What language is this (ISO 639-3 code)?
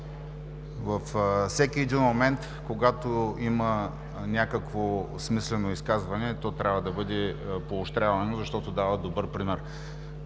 bul